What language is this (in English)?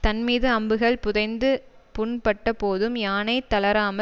Tamil